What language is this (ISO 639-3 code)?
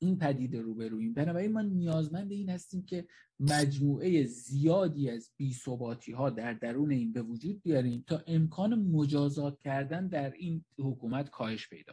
fas